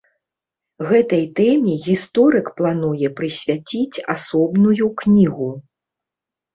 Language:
Belarusian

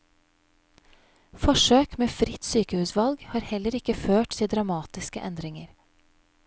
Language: Norwegian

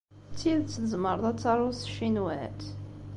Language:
Kabyle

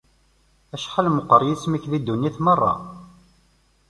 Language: Kabyle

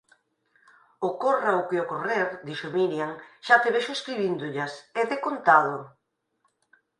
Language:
Galician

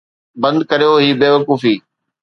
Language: Sindhi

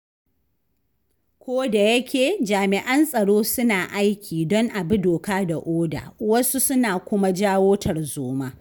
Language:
Hausa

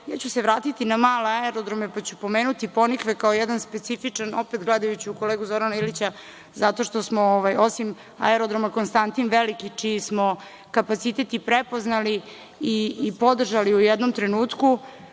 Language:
Serbian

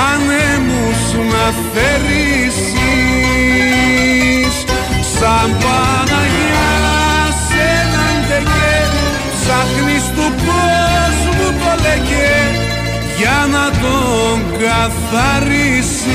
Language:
Greek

